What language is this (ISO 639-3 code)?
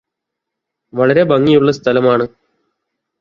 mal